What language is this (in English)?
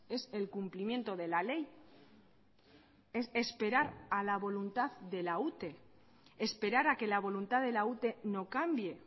Spanish